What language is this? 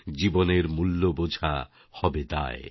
Bangla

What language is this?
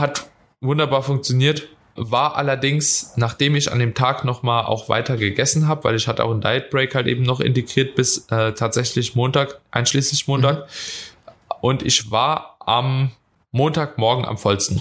German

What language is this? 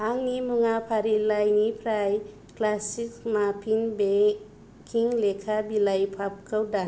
Bodo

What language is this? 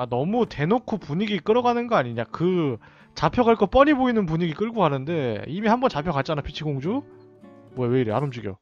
Korean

